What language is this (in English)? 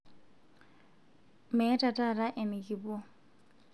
Masai